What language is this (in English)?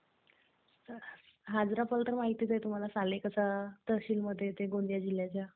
Marathi